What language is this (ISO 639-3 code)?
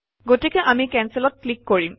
asm